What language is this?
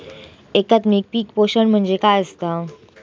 Marathi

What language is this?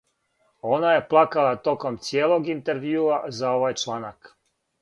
Serbian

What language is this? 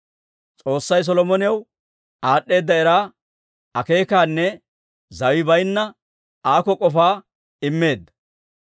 Dawro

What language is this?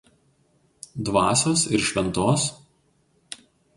Lithuanian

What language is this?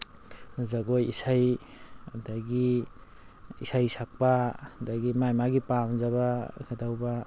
Manipuri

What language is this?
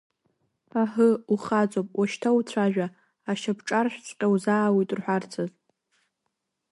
Abkhazian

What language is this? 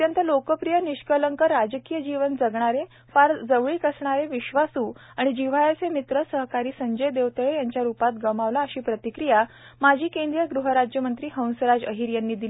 Marathi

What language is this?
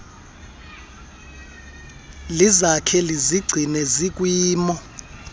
Xhosa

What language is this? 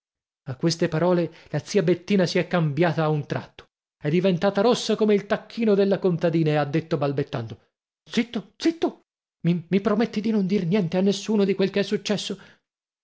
Italian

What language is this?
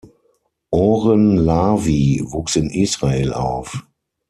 German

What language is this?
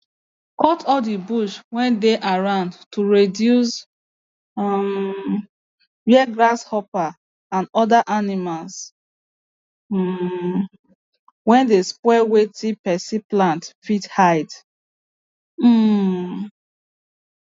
Nigerian Pidgin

